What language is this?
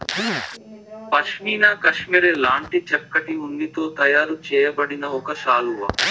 Telugu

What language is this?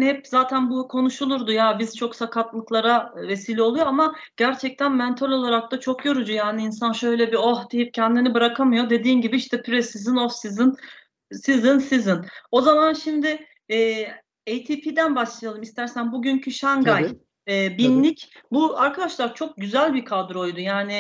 Turkish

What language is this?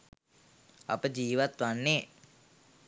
Sinhala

